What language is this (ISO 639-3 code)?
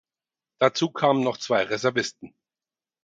deu